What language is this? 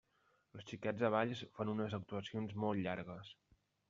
Catalan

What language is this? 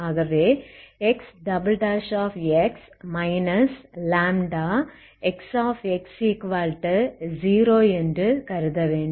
Tamil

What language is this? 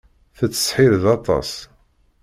Kabyle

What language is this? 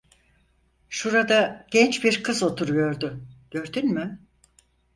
Turkish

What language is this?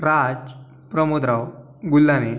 Marathi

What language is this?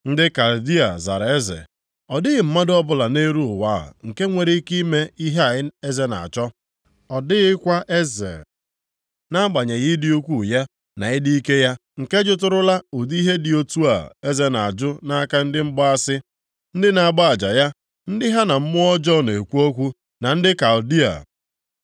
Igbo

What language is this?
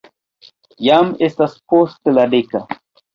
Esperanto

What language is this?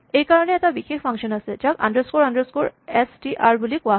Assamese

